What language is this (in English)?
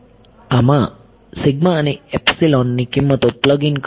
Gujarati